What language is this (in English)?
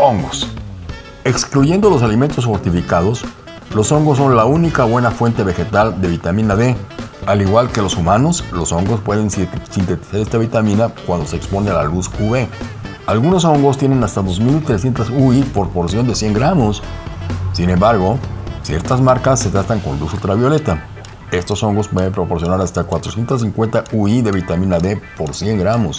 Spanish